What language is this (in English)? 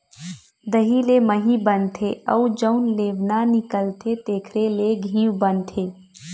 Chhattisgarhi